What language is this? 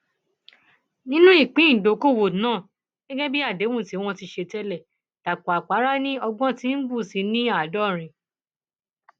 Yoruba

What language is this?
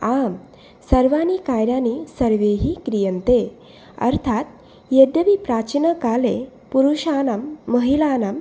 Sanskrit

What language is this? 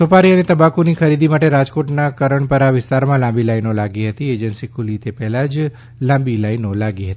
Gujarati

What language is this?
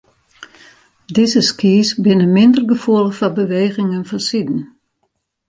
Western Frisian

